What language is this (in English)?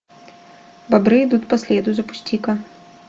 Russian